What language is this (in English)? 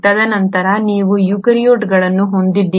Kannada